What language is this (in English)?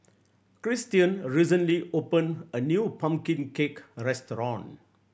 English